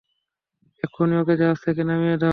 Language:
Bangla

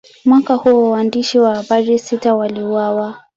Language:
Swahili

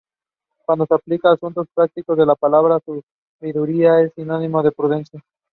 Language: English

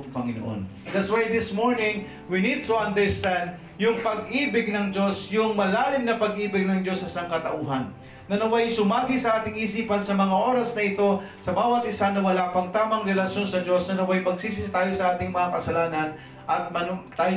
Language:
Filipino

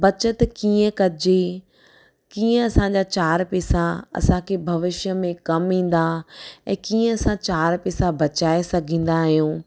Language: Sindhi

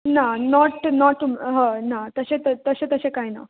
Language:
Konkani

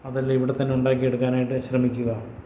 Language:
Malayalam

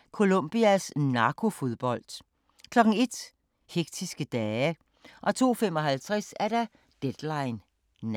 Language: Danish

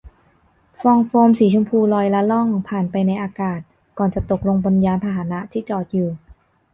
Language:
Thai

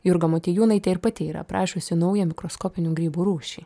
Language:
Lithuanian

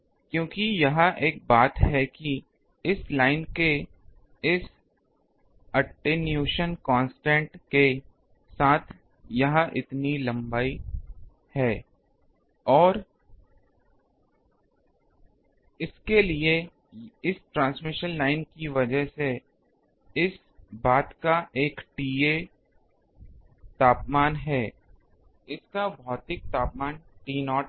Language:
Hindi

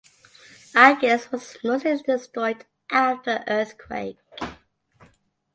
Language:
English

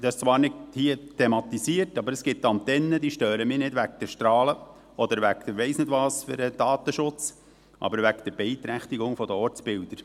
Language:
Swiss German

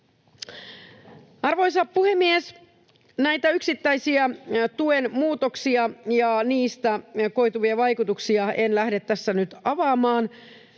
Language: Finnish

